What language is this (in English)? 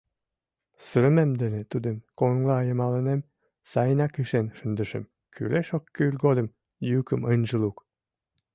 Mari